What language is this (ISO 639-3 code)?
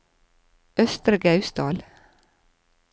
nor